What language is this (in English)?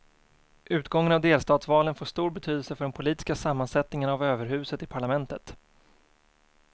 Swedish